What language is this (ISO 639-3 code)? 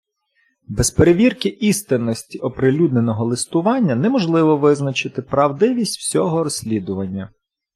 ukr